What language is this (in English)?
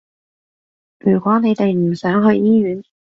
Cantonese